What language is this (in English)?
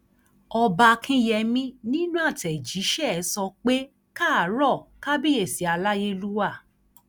Yoruba